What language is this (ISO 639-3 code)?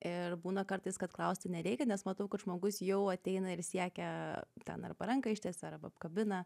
lit